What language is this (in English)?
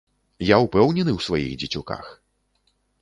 Belarusian